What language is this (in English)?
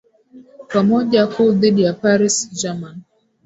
Swahili